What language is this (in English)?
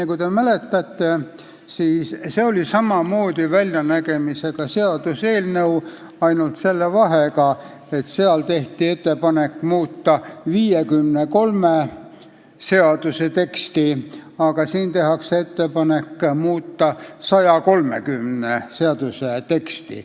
Estonian